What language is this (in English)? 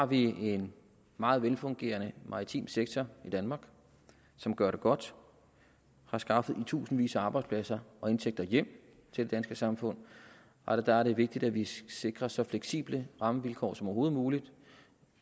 Danish